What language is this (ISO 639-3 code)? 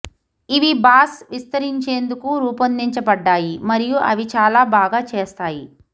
tel